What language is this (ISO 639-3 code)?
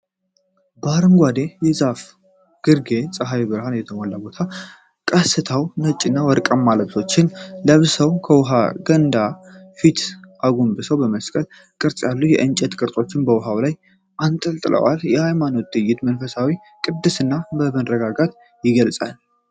amh